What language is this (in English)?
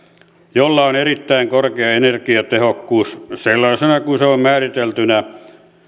Finnish